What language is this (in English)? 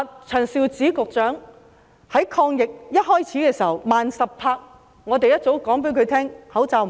Cantonese